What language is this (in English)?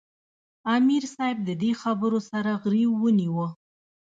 Pashto